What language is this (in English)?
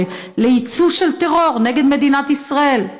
Hebrew